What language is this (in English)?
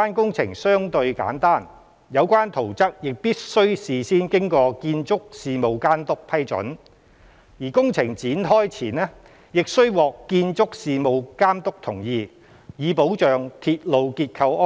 Cantonese